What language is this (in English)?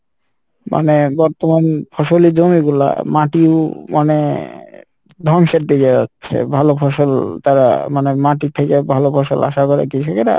Bangla